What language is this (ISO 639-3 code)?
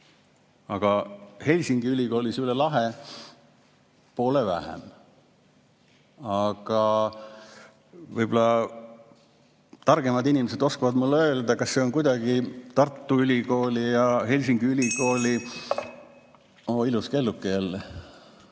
est